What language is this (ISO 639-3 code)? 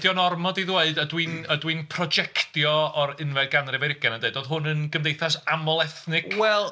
cym